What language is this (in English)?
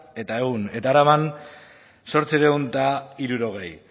Basque